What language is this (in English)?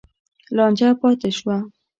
Pashto